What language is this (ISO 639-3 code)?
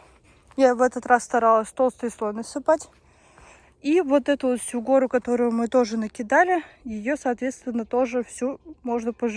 rus